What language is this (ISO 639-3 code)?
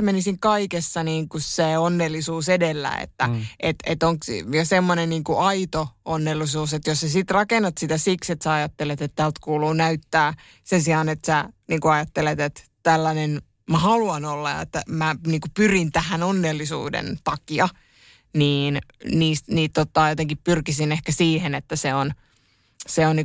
fin